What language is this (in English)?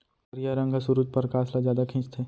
Chhattisgarhi